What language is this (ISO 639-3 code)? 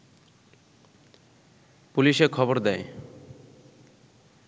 ben